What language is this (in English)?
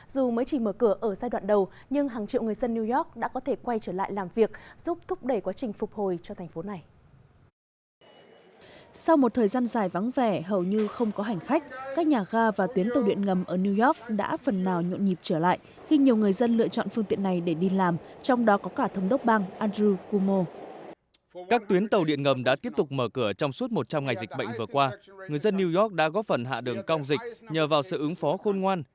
Vietnamese